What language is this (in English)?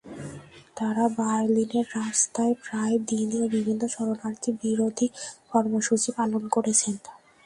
Bangla